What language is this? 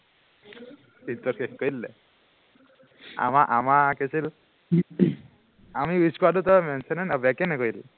Assamese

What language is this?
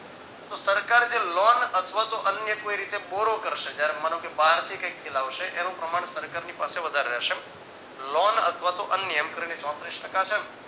Gujarati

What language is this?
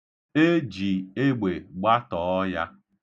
Igbo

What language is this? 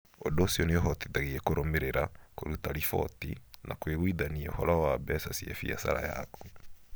Kikuyu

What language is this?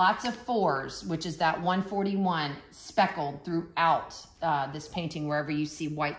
English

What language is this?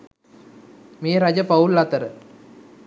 Sinhala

